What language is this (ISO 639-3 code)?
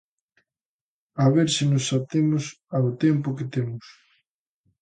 glg